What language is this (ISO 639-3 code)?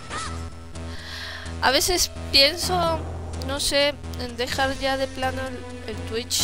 spa